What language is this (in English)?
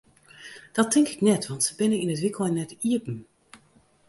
Western Frisian